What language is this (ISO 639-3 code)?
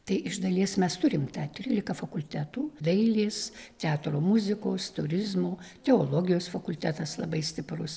lit